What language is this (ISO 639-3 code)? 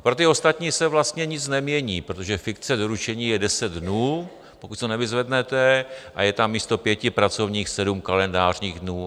ces